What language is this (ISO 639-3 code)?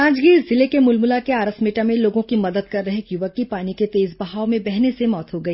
hin